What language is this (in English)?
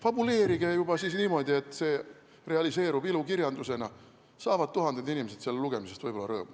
Estonian